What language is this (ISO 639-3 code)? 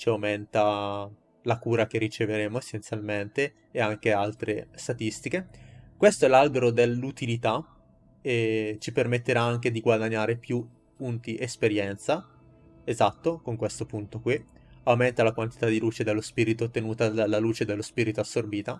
ita